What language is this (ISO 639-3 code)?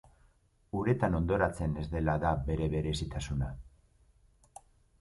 eus